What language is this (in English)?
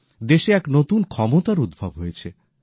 Bangla